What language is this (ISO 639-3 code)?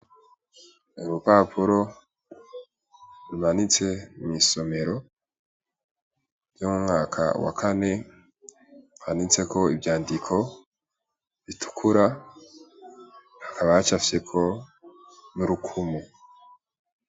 run